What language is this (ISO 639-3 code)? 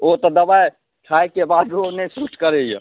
mai